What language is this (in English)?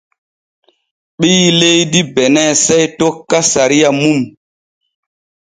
Borgu Fulfulde